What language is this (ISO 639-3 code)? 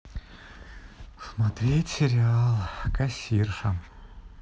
rus